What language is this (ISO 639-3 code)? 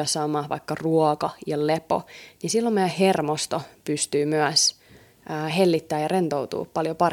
fin